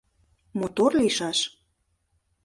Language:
Mari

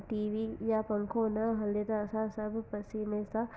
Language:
Sindhi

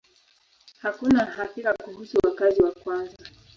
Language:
Swahili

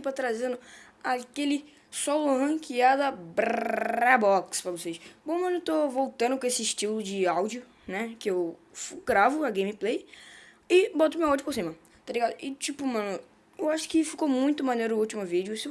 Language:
Portuguese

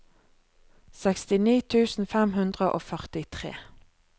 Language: Norwegian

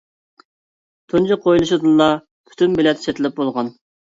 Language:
Uyghur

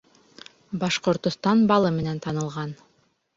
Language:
Bashkir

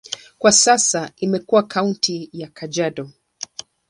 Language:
Swahili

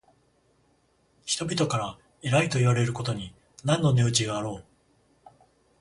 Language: Japanese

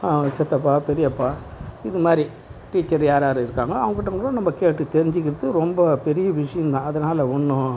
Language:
Tamil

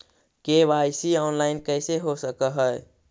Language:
Magahi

